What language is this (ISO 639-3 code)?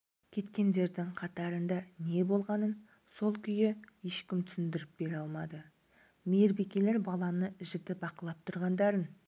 kaz